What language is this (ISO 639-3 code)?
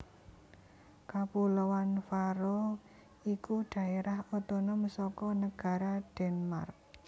jav